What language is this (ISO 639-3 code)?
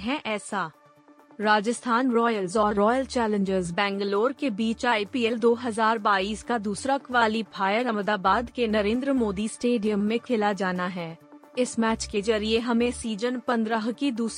hin